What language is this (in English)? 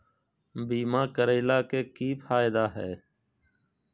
Magahi